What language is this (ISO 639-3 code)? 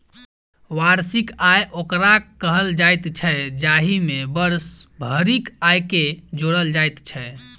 mai